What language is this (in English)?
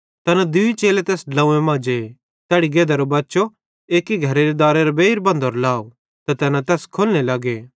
Bhadrawahi